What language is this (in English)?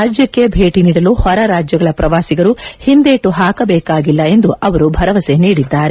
Kannada